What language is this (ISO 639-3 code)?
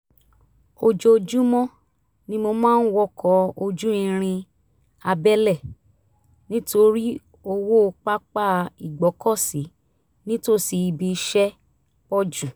yor